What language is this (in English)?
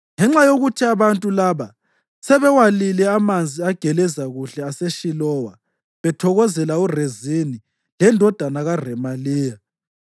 North Ndebele